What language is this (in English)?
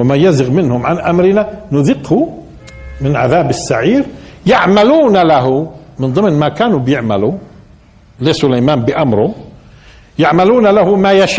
Arabic